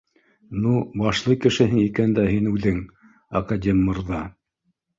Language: Bashkir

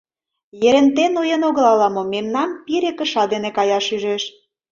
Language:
Mari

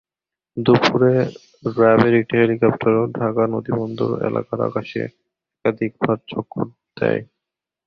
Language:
Bangla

